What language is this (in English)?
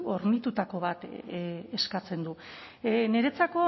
Basque